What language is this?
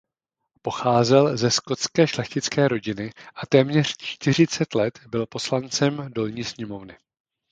Czech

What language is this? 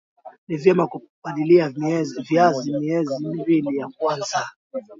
Swahili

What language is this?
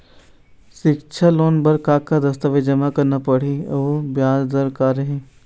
Chhattisgarhi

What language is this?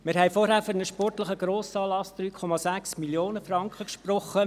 Swiss German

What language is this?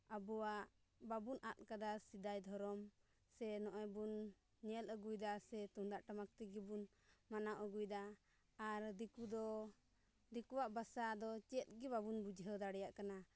Santali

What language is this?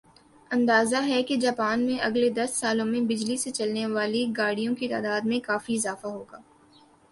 Urdu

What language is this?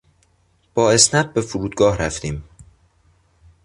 Persian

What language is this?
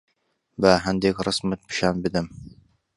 Central Kurdish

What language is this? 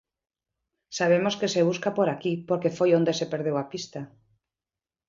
Galician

